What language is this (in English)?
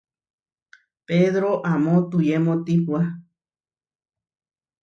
Huarijio